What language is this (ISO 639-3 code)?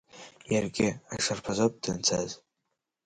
abk